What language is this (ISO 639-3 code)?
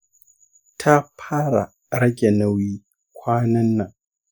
hau